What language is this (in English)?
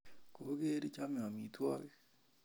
Kalenjin